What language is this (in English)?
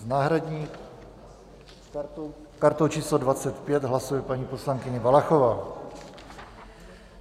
Czech